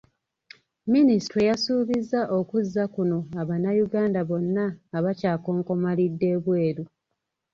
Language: Ganda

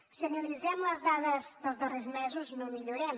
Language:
Catalan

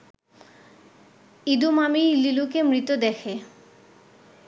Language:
Bangla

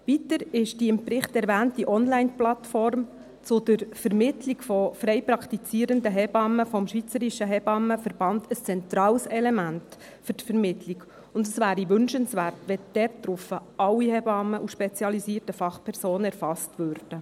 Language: Swiss German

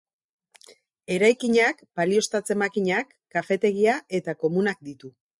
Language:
Basque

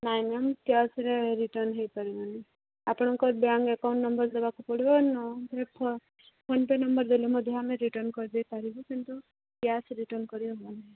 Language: Odia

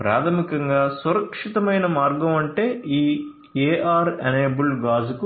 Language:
Telugu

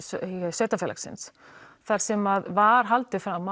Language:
Icelandic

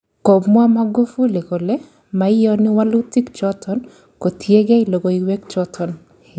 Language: Kalenjin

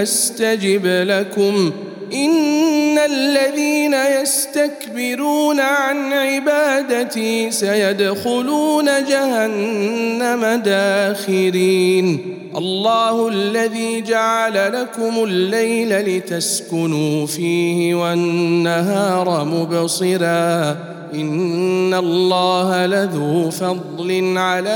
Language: Arabic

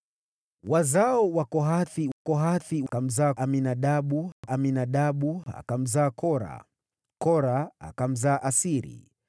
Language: Swahili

